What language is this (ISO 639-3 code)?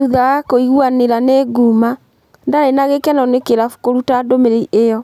kik